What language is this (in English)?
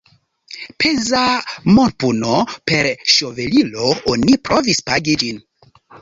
Esperanto